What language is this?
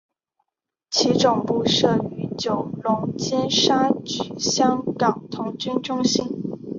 Chinese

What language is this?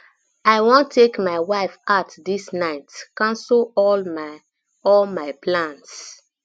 Nigerian Pidgin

